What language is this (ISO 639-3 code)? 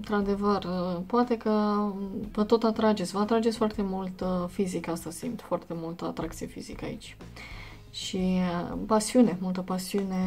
ron